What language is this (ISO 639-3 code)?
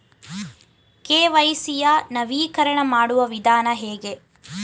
kan